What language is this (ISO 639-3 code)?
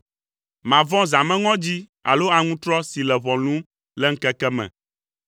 ewe